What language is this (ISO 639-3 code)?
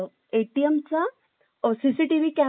mar